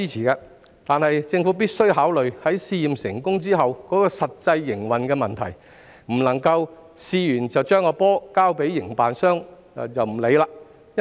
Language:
Cantonese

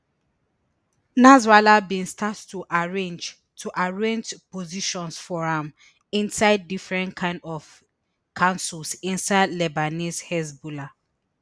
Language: Nigerian Pidgin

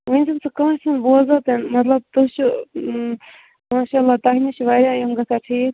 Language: Kashmiri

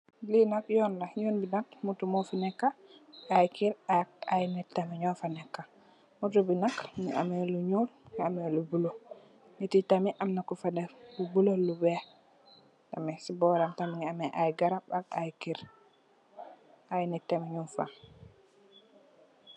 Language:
Wolof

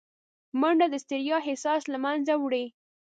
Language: Pashto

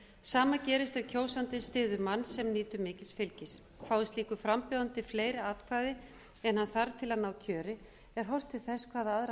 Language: Icelandic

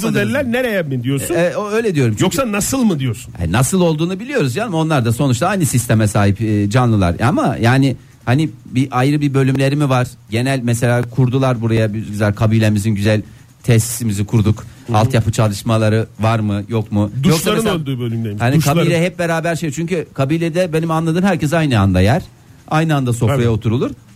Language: Turkish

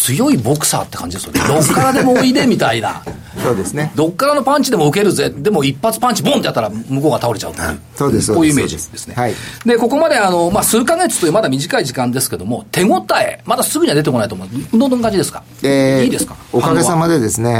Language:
Japanese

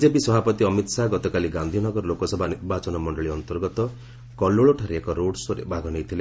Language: Odia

